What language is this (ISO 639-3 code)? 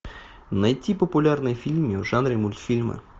rus